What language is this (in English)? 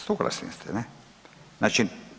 Croatian